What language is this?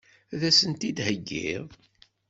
Kabyle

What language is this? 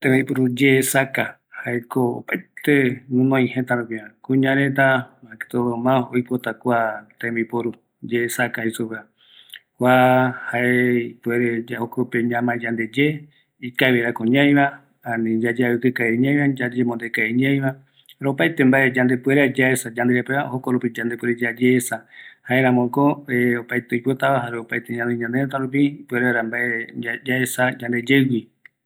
Eastern Bolivian Guaraní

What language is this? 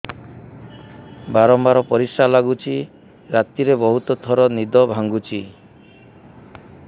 Odia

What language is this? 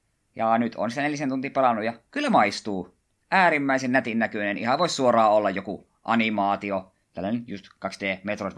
Finnish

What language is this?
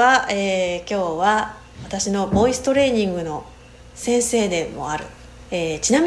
Japanese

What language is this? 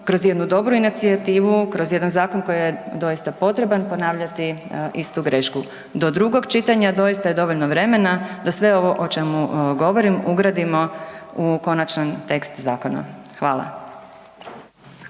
Croatian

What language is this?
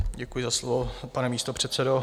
Czech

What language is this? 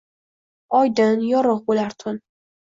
Uzbek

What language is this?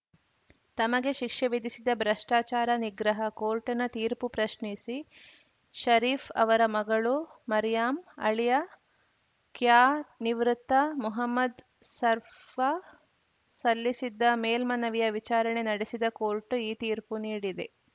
Kannada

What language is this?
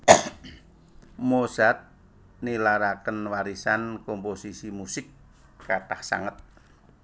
Javanese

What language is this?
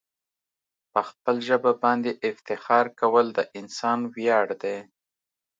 Pashto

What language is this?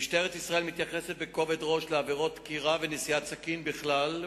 Hebrew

